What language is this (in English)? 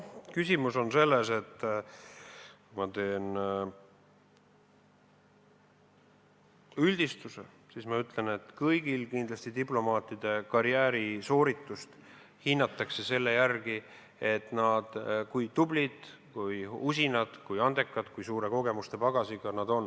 Estonian